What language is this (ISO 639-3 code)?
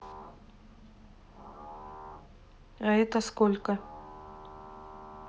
rus